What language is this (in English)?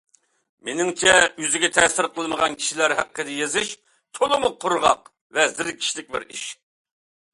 Uyghur